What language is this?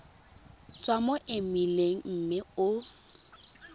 Tswana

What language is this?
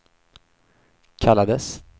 Swedish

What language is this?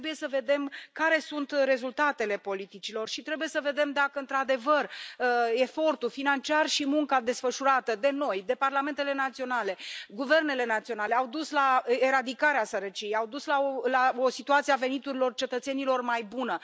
Romanian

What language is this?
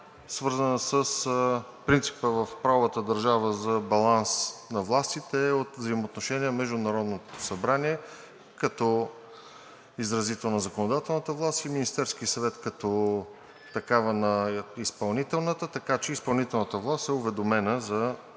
Bulgarian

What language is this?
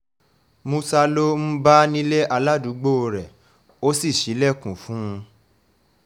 Yoruba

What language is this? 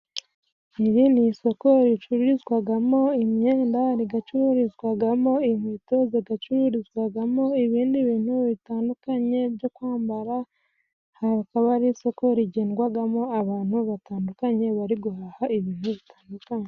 Kinyarwanda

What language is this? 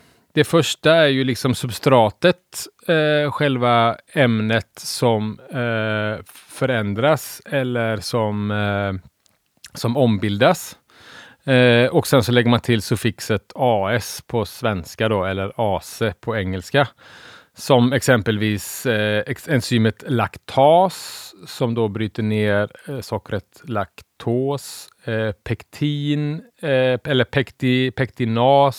Swedish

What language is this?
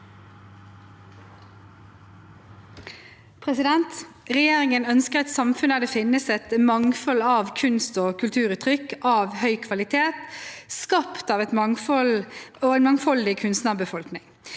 Norwegian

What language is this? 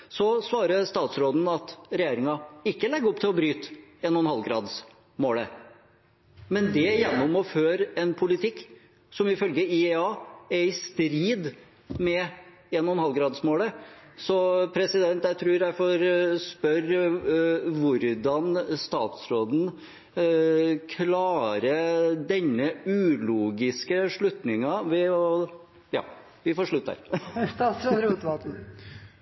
Norwegian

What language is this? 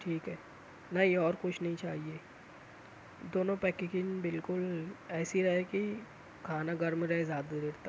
Urdu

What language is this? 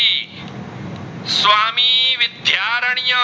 Gujarati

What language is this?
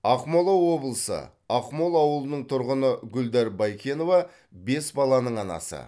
Kazakh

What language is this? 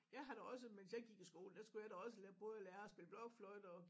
Danish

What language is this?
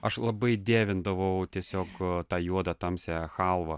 Lithuanian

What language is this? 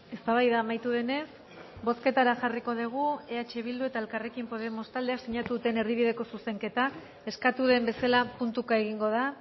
Basque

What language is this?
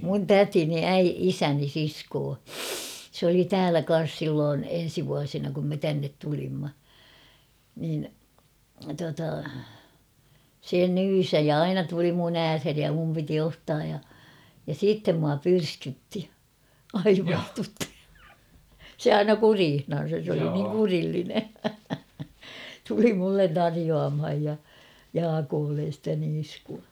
Finnish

